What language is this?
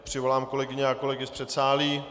Czech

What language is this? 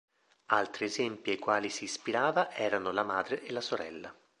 Italian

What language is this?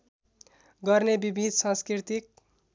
Nepali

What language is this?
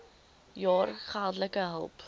Afrikaans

